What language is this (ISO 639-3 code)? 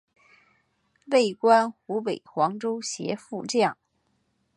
zho